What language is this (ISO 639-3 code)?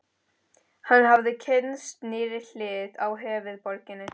isl